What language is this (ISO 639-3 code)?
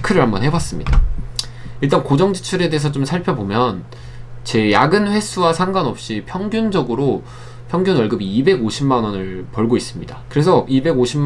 kor